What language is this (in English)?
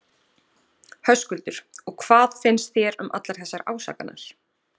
Icelandic